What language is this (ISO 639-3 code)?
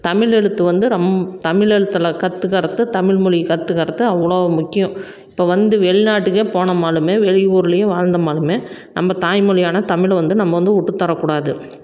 tam